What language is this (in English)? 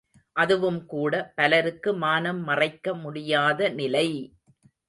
Tamil